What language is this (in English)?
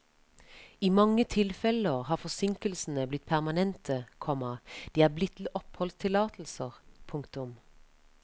Norwegian